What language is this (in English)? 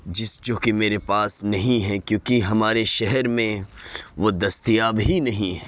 Urdu